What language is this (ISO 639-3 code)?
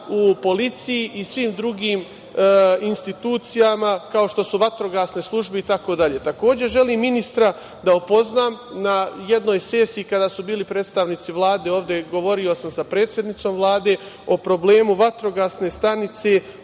srp